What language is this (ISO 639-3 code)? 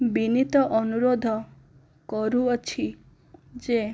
ori